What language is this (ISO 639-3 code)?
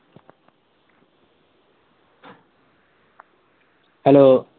pan